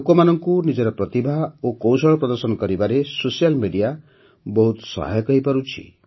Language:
Odia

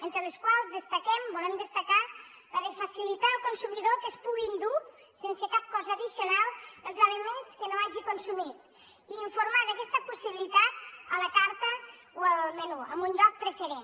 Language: Catalan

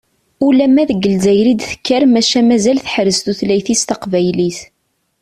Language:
Kabyle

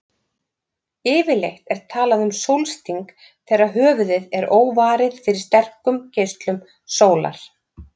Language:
Icelandic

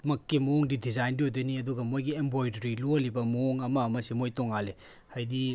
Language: Manipuri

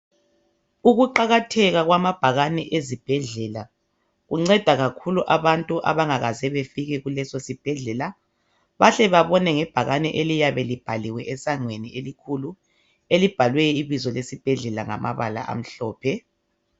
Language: North Ndebele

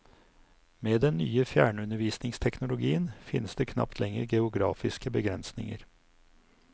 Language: Norwegian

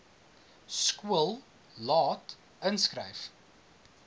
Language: Afrikaans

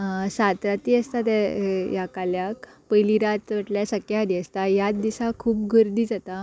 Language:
Konkani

